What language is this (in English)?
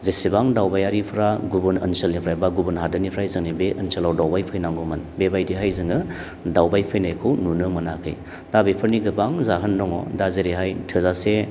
Bodo